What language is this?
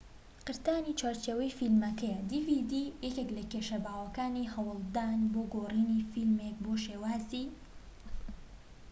Central Kurdish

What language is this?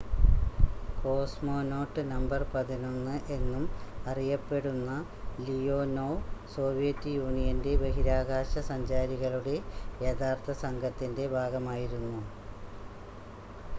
Malayalam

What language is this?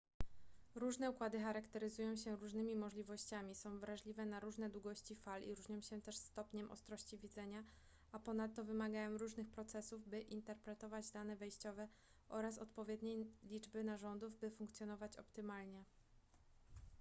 Polish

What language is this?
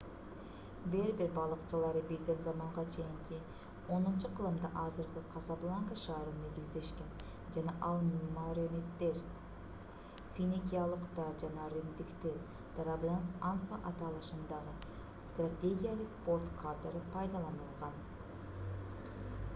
Kyrgyz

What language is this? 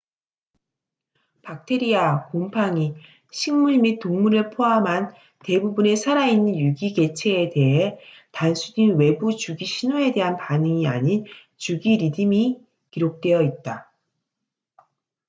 Korean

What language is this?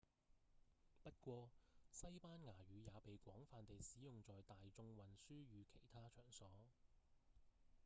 Cantonese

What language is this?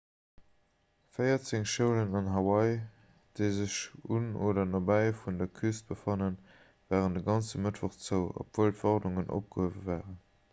Luxembourgish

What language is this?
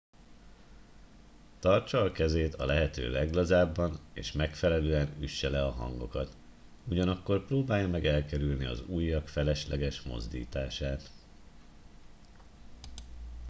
Hungarian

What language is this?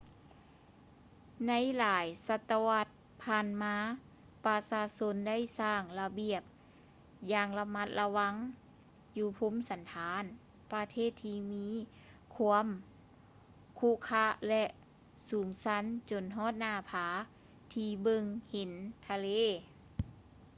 Lao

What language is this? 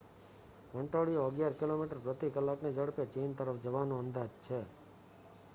Gujarati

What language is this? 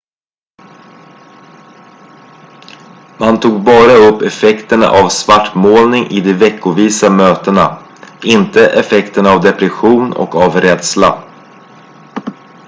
Swedish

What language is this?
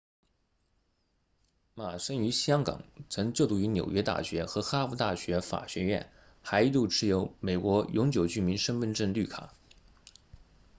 Chinese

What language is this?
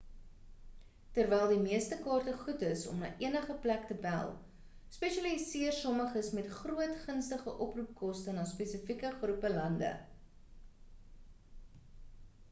Afrikaans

